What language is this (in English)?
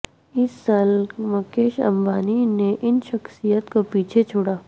Urdu